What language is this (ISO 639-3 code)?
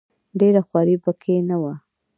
pus